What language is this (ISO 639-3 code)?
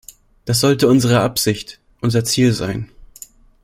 deu